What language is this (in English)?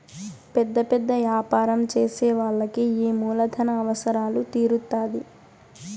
Telugu